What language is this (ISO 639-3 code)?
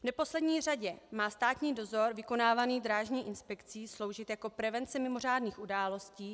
ces